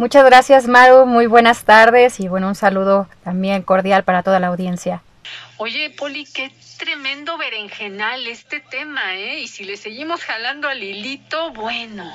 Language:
Spanish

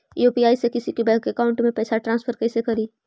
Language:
Magahi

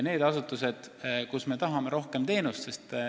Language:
Estonian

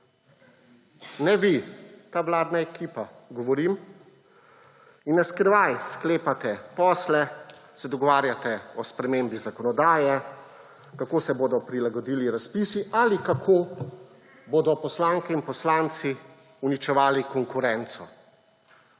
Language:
Slovenian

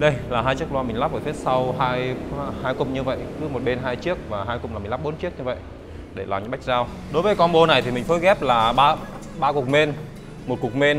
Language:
Vietnamese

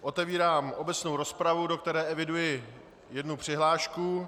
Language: Czech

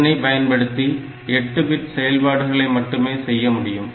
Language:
Tamil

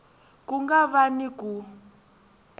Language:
Tsonga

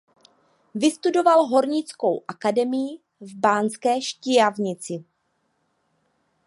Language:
Czech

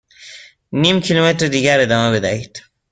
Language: Persian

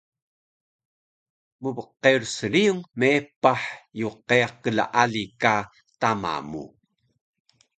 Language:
Taroko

